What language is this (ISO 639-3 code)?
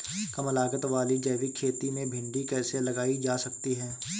hin